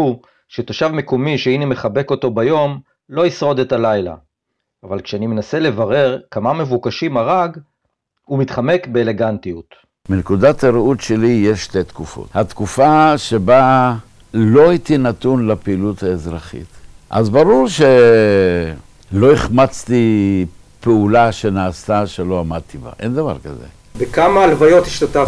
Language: Hebrew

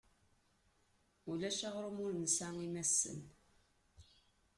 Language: Kabyle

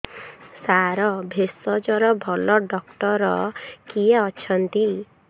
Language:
Odia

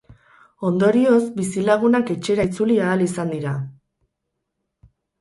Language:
Basque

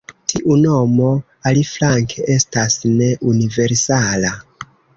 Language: Esperanto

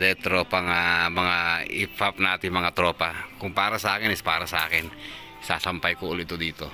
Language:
Filipino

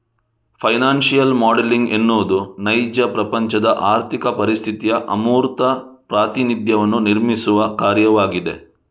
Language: Kannada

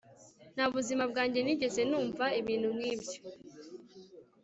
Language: Kinyarwanda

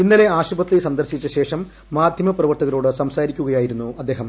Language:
Malayalam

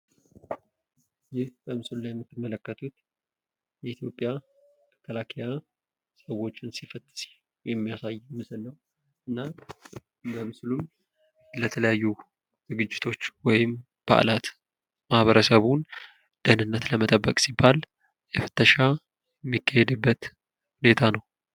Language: Amharic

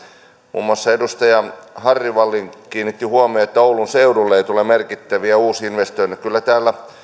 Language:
Finnish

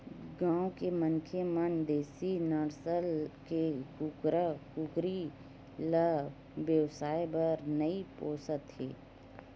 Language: Chhattisgarhi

